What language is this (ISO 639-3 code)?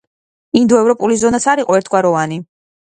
kat